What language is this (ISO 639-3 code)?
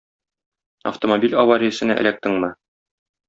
tat